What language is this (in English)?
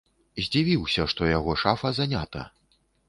Belarusian